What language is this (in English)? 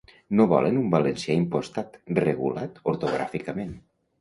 Catalan